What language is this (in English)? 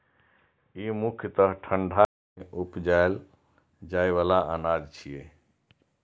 Maithili